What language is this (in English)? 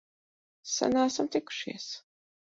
Latvian